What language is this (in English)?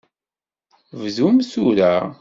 Kabyle